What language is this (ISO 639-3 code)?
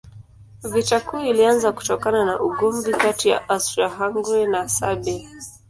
swa